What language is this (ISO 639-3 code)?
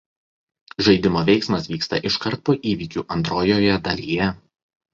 lit